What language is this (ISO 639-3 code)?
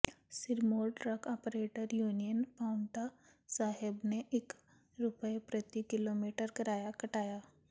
pan